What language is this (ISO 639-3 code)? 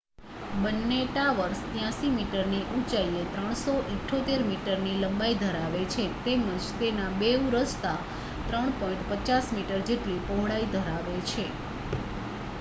guj